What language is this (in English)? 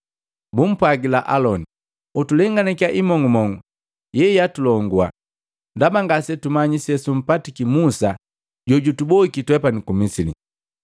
Matengo